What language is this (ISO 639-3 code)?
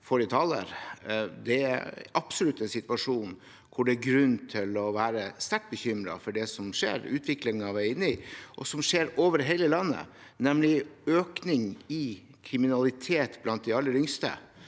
nor